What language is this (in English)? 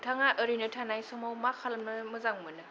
Bodo